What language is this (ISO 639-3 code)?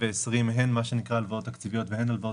heb